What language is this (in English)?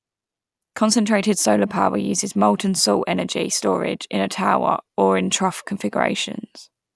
English